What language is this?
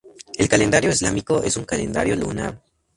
Spanish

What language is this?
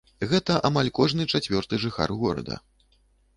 Belarusian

